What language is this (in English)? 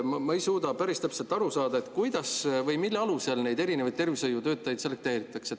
Estonian